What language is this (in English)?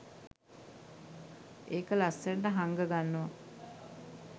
Sinhala